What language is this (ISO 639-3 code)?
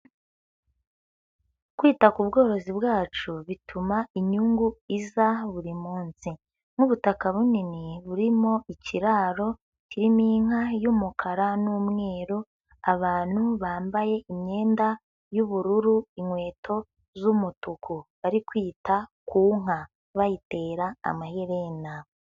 kin